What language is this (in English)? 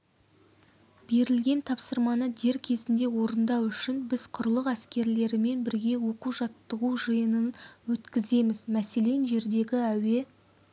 Kazakh